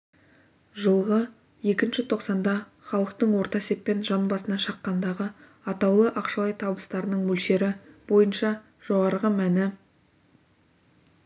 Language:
Kazakh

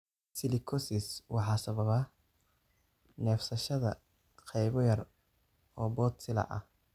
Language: Somali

